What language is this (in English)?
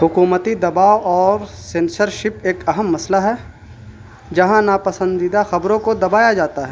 Urdu